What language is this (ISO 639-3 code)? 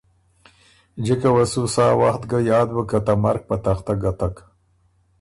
oru